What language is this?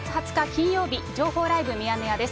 Japanese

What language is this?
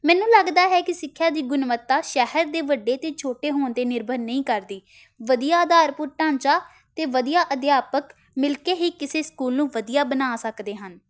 Punjabi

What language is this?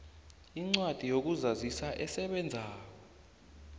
South Ndebele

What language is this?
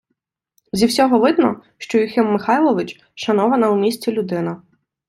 Ukrainian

